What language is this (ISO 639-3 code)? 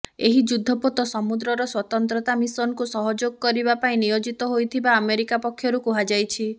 ori